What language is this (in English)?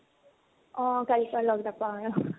Assamese